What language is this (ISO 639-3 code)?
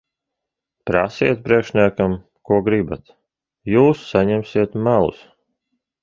lav